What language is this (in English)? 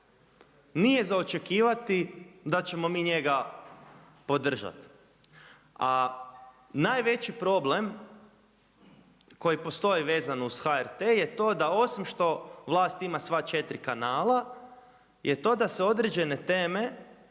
Croatian